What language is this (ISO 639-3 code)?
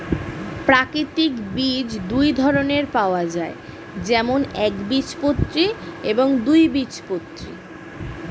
ben